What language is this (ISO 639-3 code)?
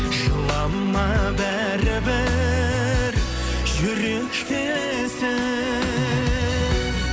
kaz